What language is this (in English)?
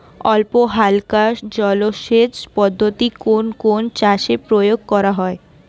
Bangla